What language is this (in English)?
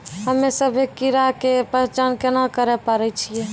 Maithili